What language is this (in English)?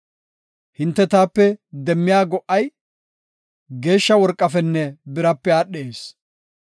Gofa